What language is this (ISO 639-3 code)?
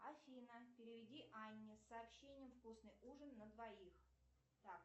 rus